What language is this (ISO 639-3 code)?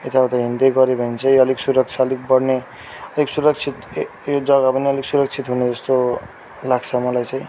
nep